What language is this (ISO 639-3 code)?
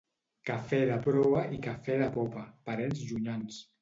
cat